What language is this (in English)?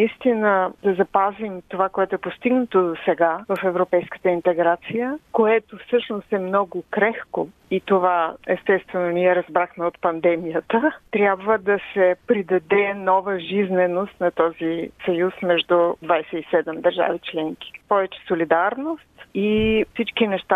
Bulgarian